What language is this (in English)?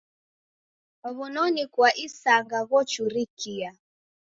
Taita